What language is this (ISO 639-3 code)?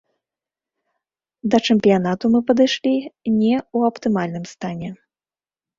bel